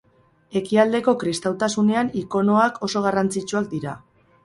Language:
Basque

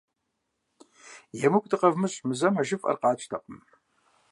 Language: Kabardian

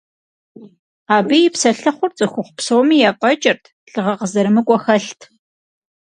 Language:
Kabardian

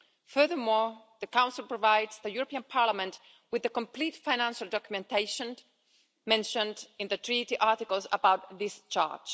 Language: English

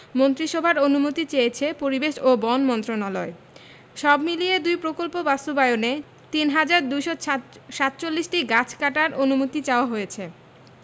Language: Bangla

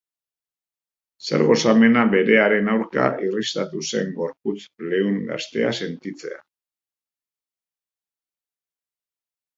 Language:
Basque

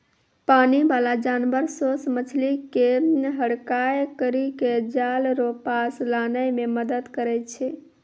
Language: Maithili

